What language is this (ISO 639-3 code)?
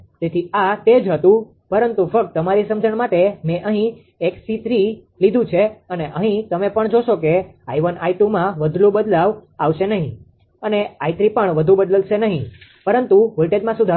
guj